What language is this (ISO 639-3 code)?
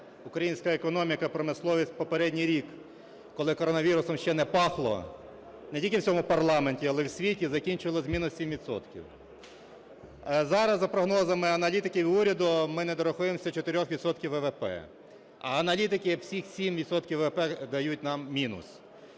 ukr